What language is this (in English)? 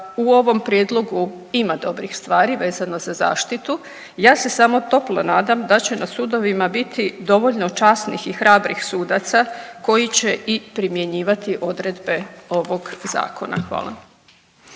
Croatian